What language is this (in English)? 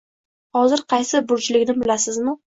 Uzbek